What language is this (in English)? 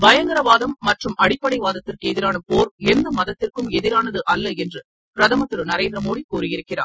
Tamil